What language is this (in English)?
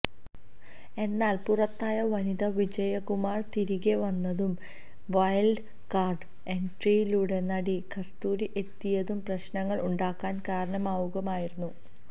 Malayalam